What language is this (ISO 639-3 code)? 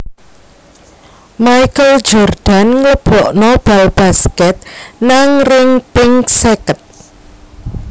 jav